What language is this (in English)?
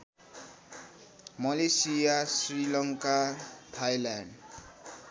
Nepali